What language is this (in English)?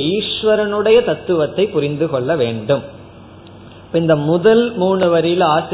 Tamil